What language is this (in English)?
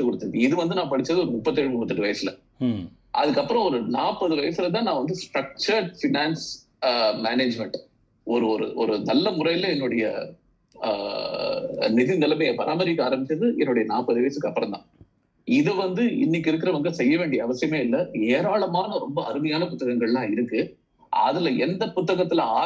Tamil